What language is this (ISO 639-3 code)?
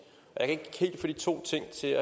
dan